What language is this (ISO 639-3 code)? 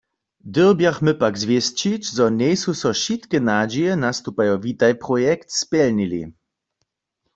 hsb